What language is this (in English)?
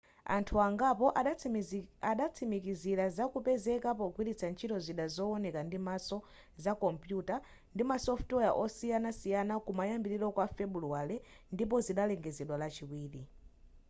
Nyanja